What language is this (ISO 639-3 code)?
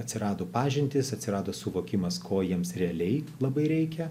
lit